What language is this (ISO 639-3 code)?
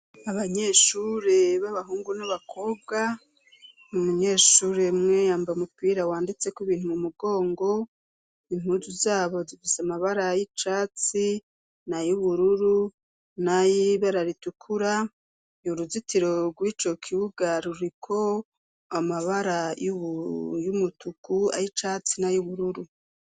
run